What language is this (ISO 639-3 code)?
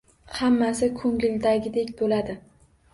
uzb